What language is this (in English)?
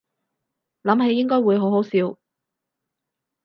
Cantonese